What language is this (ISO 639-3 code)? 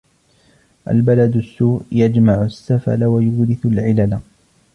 ara